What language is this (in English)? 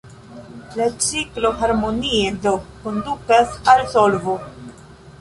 Esperanto